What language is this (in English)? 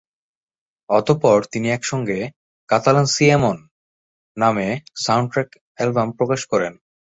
Bangla